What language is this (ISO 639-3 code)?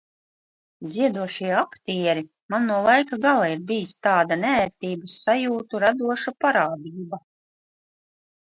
lav